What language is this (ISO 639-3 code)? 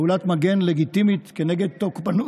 heb